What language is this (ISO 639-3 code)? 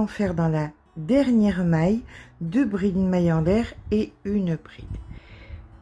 fra